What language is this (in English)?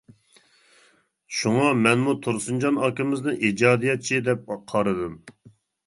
Uyghur